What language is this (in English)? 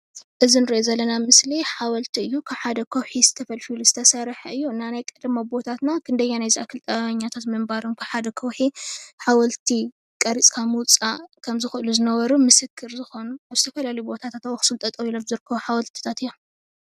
Tigrinya